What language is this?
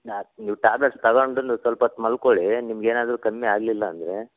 Kannada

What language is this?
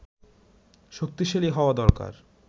Bangla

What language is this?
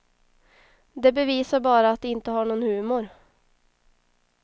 Swedish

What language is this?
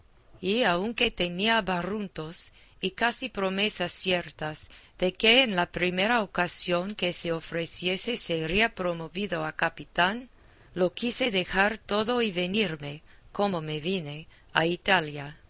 Spanish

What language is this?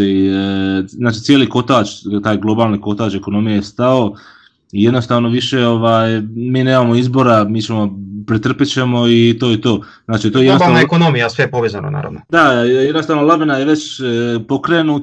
Croatian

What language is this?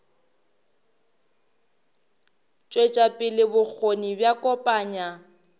Northern Sotho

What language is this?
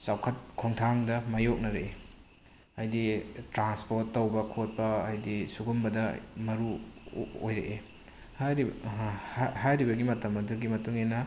Manipuri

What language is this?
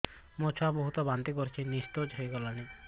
Odia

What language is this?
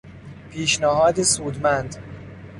Persian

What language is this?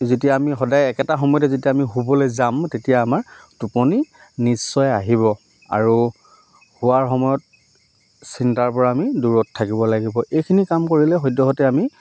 Assamese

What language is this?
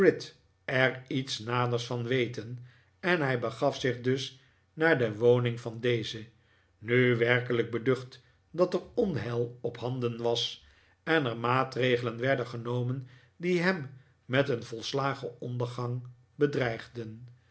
Dutch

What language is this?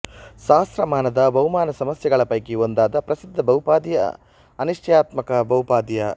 Kannada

